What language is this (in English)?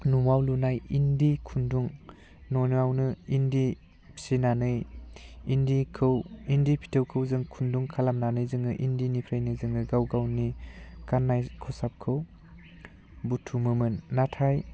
Bodo